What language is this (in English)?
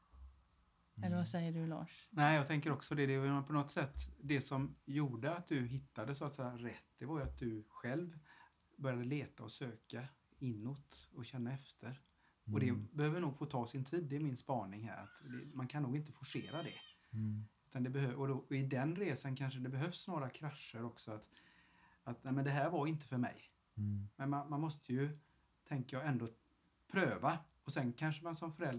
Swedish